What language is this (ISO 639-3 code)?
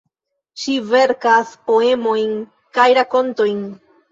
epo